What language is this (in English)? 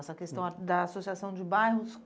Portuguese